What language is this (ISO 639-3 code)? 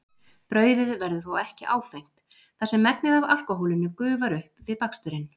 isl